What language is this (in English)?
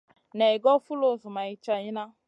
Masana